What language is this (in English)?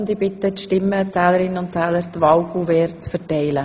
Swiss German